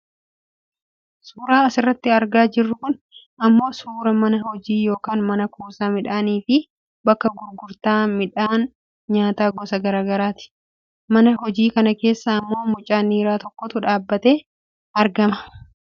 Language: Oromo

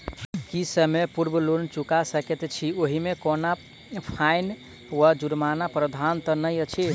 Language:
Maithili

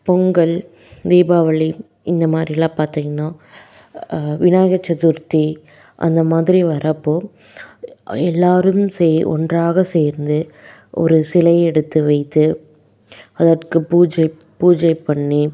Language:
Tamil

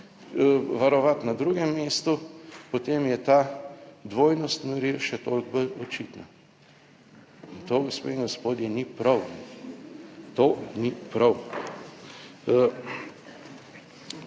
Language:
Slovenian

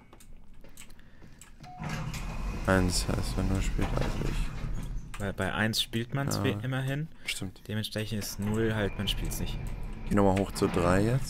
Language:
German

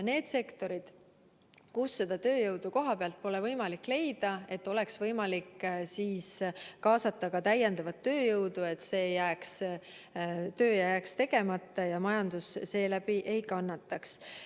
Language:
Estonian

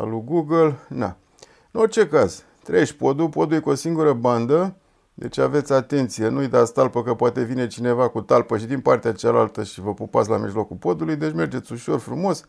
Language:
Romanian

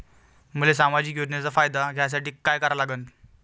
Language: Marathi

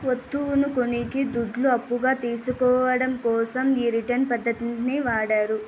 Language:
Telugu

